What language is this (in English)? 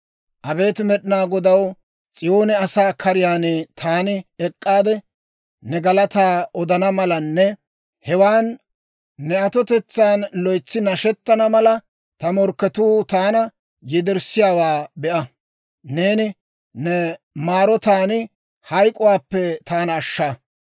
Dawro